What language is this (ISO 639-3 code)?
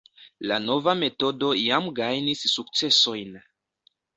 epo